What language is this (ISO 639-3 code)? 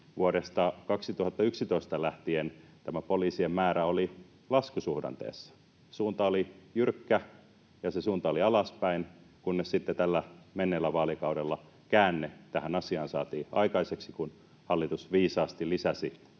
fin